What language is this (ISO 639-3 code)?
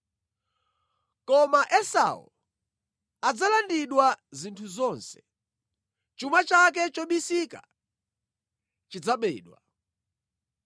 nya